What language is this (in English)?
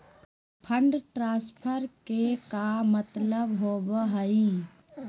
Magahi